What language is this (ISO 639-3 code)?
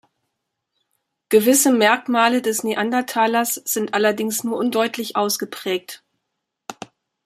deu